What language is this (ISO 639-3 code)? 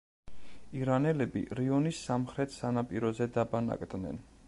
kat